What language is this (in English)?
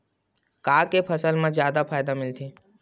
Chhattisgarhi